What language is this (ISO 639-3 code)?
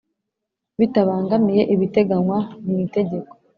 kin